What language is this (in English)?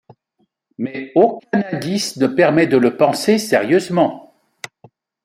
French